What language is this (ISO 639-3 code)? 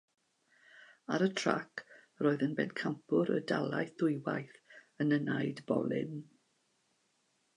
cym